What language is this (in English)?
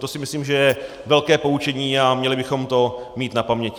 Czech